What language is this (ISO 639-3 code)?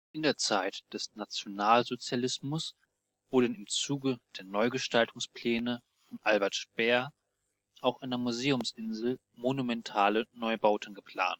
deu